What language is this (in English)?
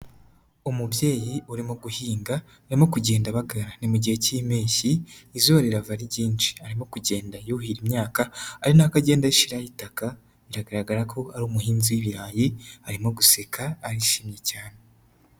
Kinyarwanda